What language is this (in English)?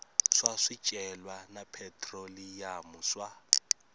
Tsonga